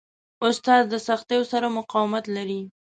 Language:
Pashto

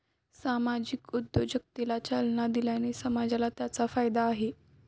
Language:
Marathi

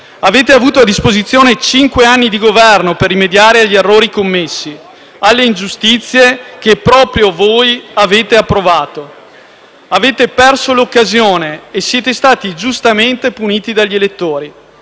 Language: Italian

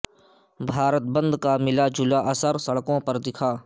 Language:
Urdu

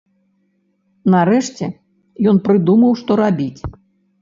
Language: Belarusian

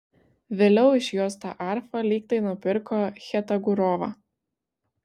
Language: Lithuanian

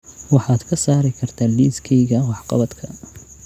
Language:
Somali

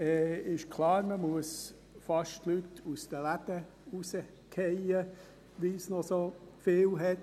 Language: Swiss German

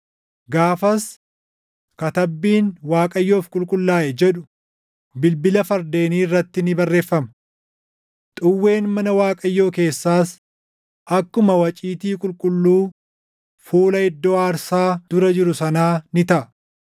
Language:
Oromo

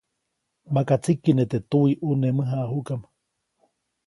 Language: Copainalá Zoque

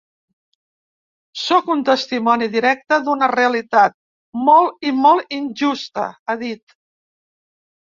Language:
Catalan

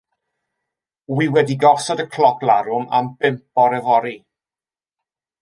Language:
Welsh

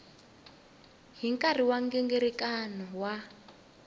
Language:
Tsonga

